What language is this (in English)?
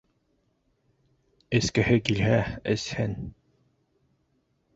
Bashkir